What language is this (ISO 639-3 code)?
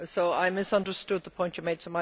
eng